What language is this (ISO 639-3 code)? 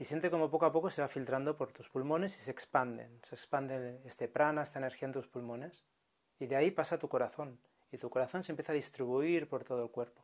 spa